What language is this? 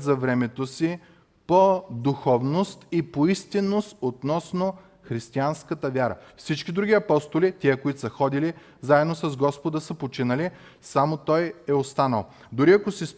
Bulgarian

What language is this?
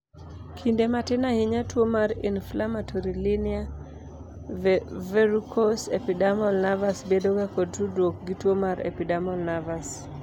Luo (Kenya and Tanzania)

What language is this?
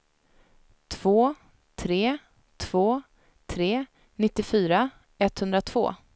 Swedish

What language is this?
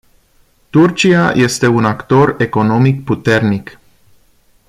Romanian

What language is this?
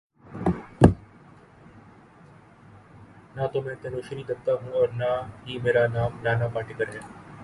Urdu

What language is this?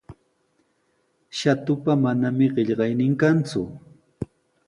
Sihuas Ancash Quechua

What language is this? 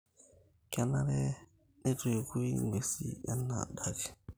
Masai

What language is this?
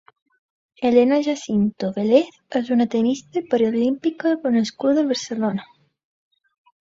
Catalan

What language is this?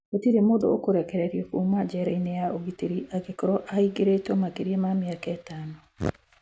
Kikuyu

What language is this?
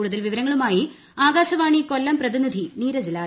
Malayalam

